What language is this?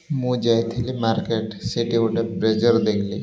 Odia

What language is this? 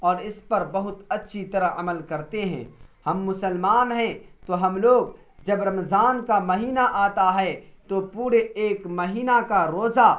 Urdu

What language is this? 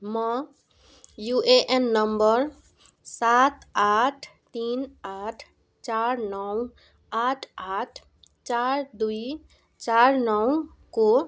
Nepali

